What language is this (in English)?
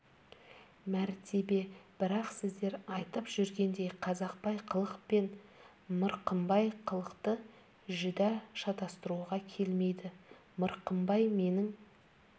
Kazakh